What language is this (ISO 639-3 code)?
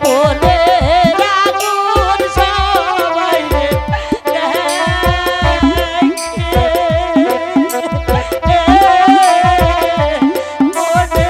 ara